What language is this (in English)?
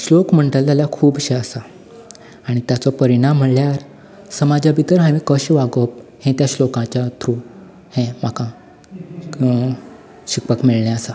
Konkani